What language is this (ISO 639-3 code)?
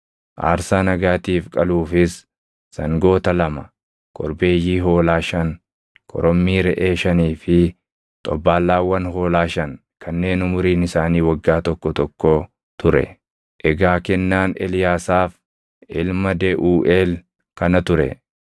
orm